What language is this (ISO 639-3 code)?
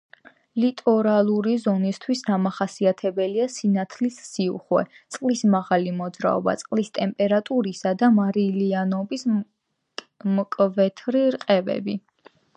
kat